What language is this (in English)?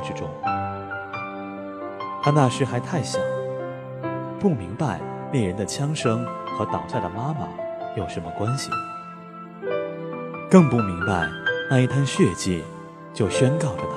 Chinese